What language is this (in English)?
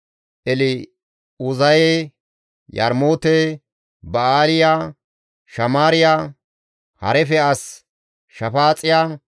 Gamo